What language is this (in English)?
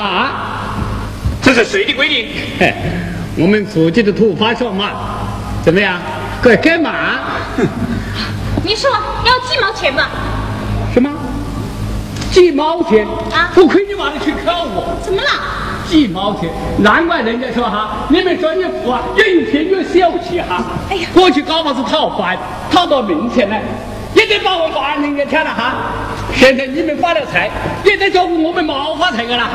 Chinese